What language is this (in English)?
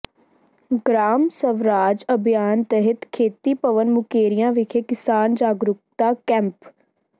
Punjabi